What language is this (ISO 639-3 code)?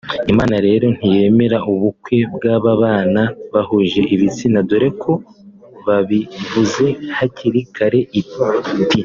kin